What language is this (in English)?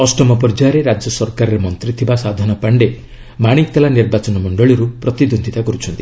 Odia